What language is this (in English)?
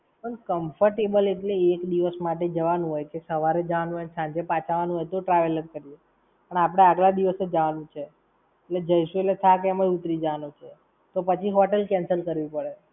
Gujarati